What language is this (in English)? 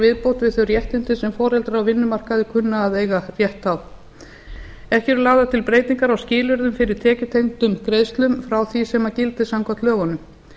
Icelandic